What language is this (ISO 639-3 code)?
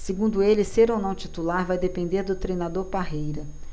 por